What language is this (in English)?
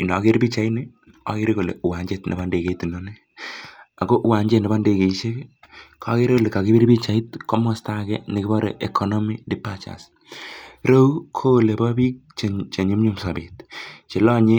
Kalenjin